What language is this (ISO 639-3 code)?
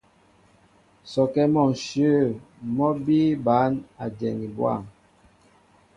mbo